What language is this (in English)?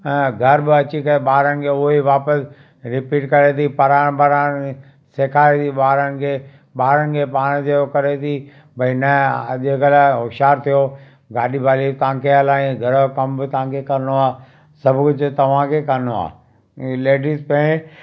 Sindhi